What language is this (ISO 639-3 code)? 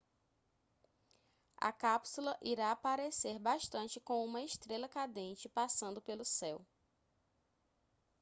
por